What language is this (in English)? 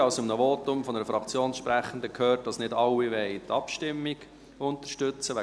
Swiss German